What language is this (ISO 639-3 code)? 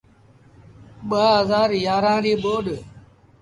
sbn